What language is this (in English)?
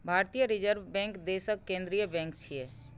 Maithili